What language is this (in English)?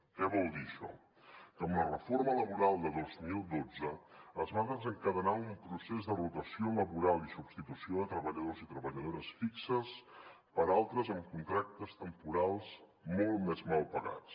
Catalan